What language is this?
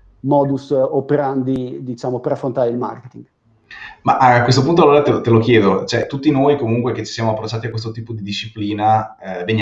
Italian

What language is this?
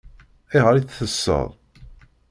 Kabyle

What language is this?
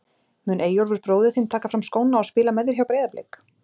Icelandic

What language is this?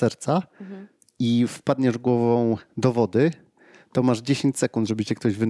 Polish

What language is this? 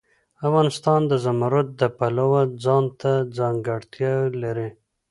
Pashto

